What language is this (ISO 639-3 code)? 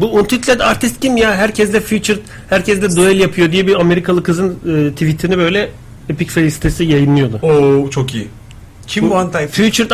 tur